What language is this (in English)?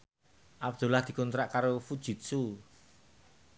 Javanese